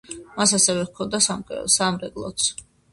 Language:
Georgian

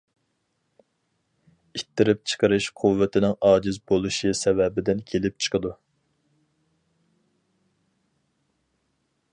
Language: Uyghur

